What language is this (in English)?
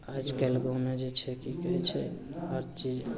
Maithili